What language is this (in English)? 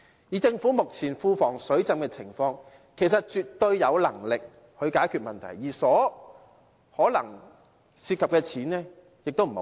Cantonese